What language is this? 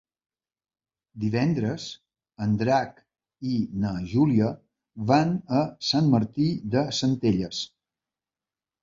Catalan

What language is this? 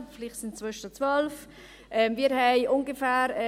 Swiss German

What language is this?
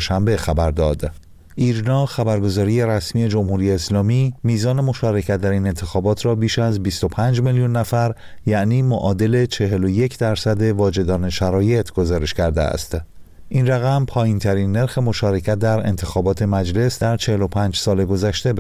Persian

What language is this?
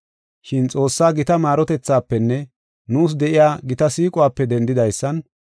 Gofa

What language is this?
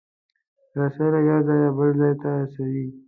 Pashto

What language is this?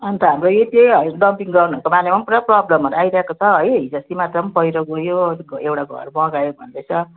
Nepali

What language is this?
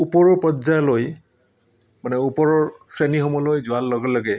Assamese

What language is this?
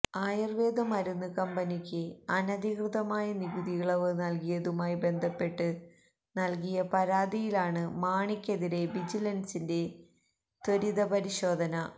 Malayalam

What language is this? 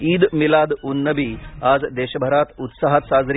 Marathi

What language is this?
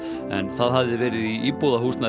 Icelandic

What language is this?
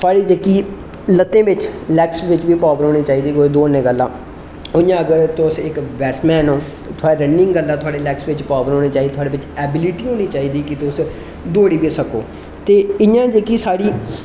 Dogri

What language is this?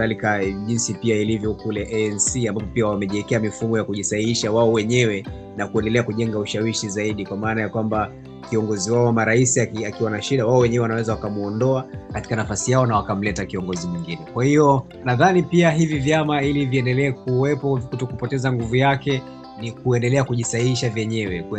Swahili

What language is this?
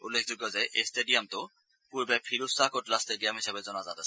Assamese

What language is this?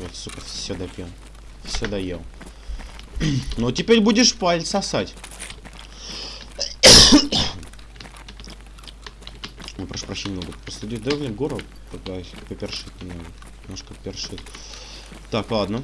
Russian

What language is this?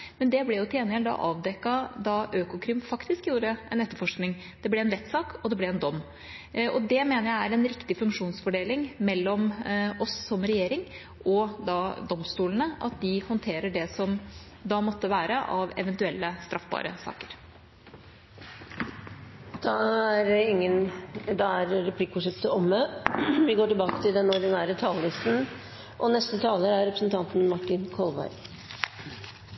Norwegian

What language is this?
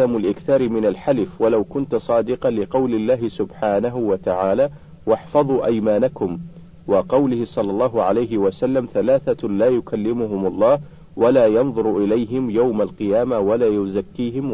Arabic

